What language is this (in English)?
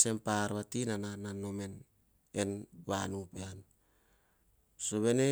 Hahon